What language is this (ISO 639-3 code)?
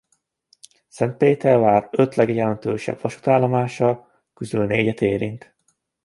hun